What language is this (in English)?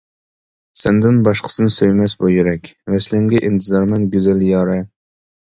Uyghur